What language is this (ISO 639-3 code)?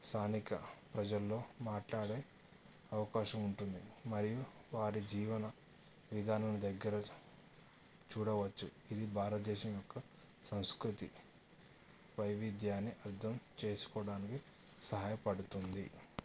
tel